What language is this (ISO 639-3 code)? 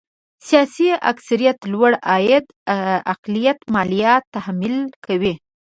pus